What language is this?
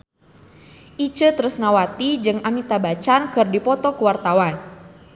Sundanese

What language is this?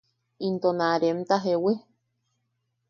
Yaqui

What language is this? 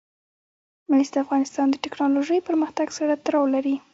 Pashto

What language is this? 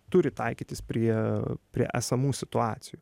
Lithuanian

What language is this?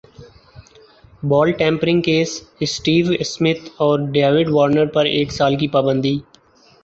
Urdu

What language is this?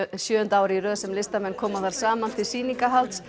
Icelandic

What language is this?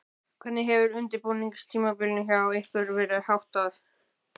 Icelandic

